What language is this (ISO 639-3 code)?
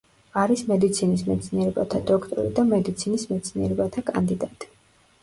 kat